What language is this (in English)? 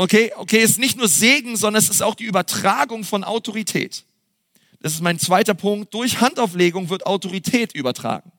German